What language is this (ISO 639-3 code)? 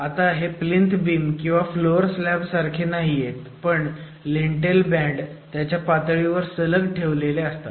mar